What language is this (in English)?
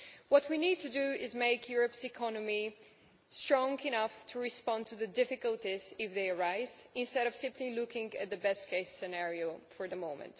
English